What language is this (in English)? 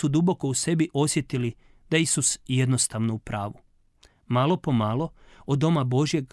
Croatian